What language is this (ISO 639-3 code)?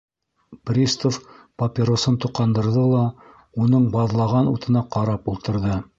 bak